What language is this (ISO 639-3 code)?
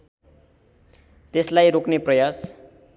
nep